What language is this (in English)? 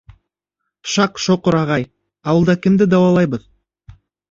Bashkir